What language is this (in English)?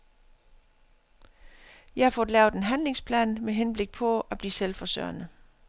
Danish